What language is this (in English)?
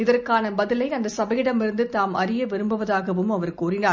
Tamil